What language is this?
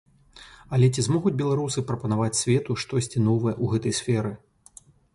Belarusian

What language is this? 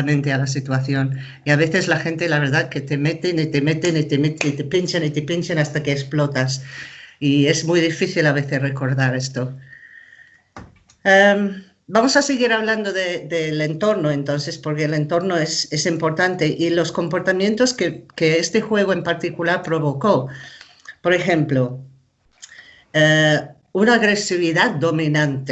Spanish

